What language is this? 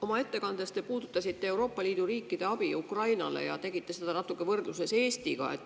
Estonian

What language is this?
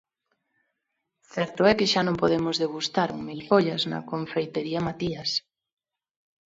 Galician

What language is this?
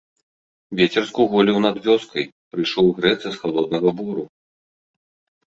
Belarusian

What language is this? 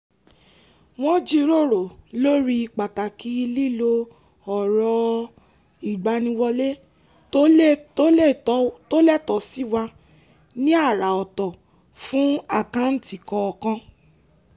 Yoruba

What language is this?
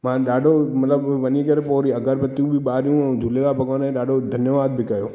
Sindhi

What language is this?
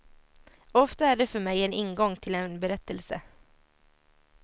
Swedish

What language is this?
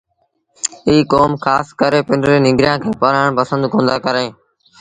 Sindhi Bhil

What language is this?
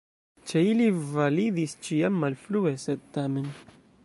Esperanto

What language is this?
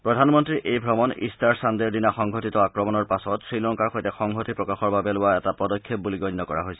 Assamese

